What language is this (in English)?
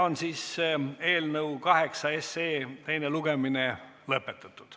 Estonian